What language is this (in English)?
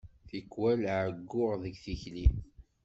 Kabyle